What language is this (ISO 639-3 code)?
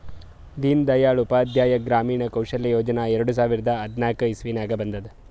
kan